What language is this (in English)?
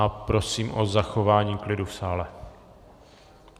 Czech